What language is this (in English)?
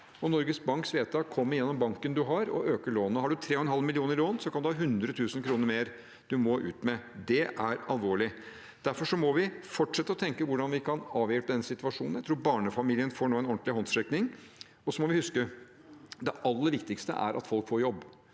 Norwegian